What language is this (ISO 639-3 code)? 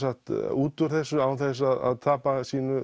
isl